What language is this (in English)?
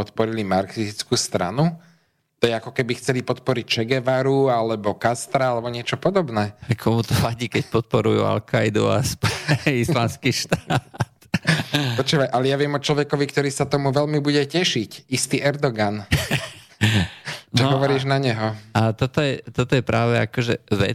Slovak